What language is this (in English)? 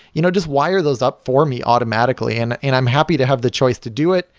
English